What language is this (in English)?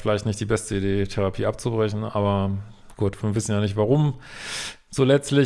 German